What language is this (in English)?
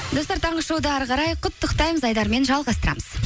Kazakh